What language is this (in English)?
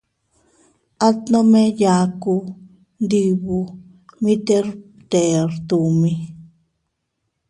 Teutila Cuicatec